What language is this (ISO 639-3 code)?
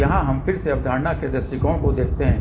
hin